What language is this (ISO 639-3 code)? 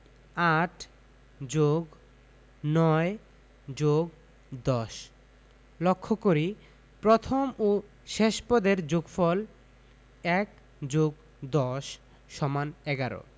ben